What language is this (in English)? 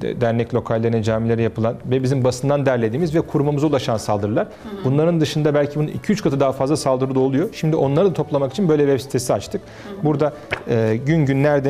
Turkish